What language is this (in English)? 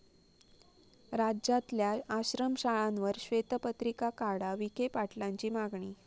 Marathi